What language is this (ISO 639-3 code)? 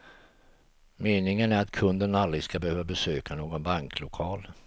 swe